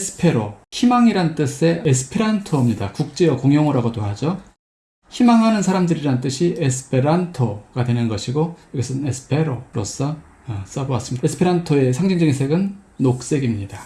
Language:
Korean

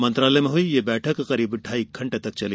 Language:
Hindi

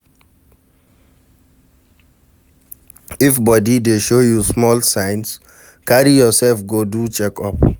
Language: Nigerian Pidgin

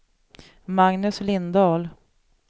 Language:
Swedish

